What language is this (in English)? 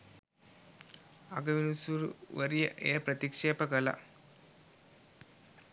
Sinhala